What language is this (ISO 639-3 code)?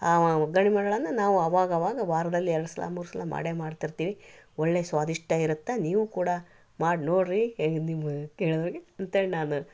kan